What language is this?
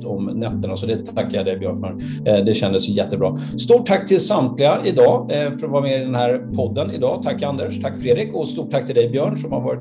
Swedish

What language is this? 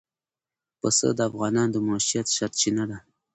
Pashto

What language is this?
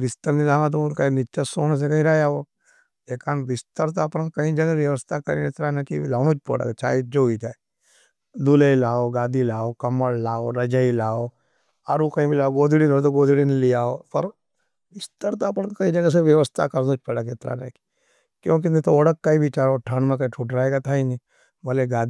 Nimadi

